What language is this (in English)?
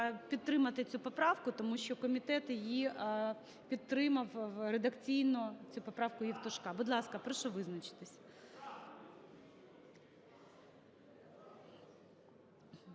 Ukrainian